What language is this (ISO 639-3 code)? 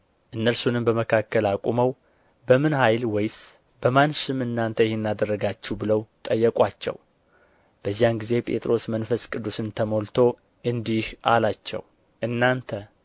amh